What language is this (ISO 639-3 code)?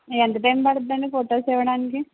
tel